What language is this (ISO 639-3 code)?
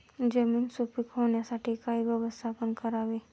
mar